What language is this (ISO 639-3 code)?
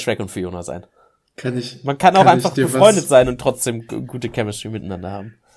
deu